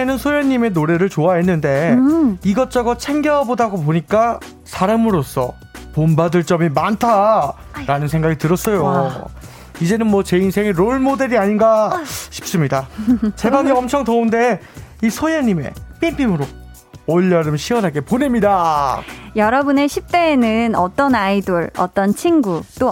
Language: Korean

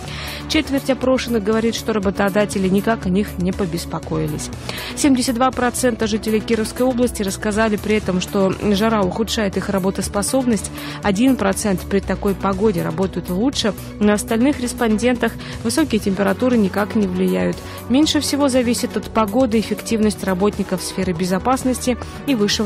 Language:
Russian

